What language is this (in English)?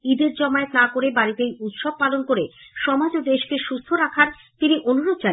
Bangla